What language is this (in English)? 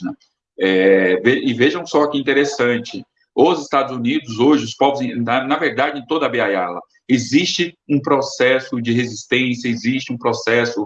Portuguese